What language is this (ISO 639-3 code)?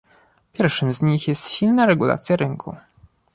pol